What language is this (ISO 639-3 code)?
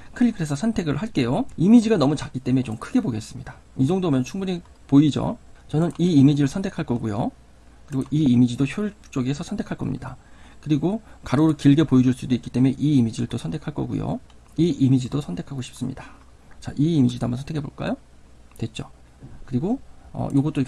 kor